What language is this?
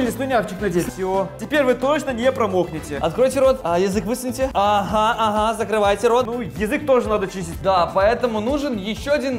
Russian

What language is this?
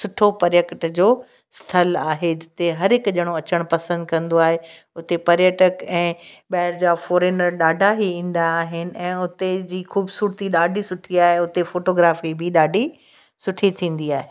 Sindhi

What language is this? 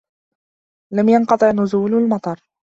Arabic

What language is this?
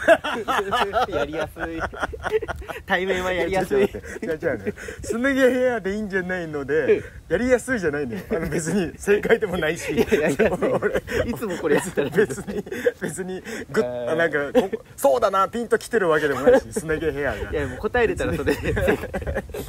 Japanese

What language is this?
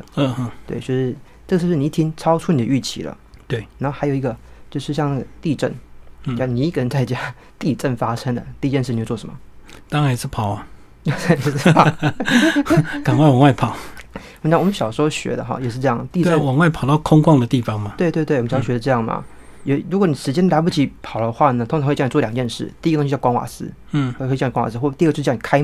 Chinese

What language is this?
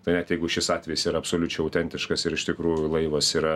Lithuanian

